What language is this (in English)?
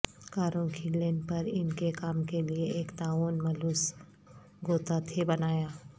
Urdu